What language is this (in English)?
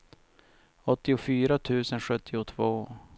Swedish